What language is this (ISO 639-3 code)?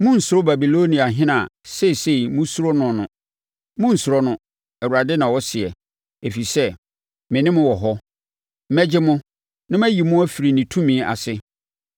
aka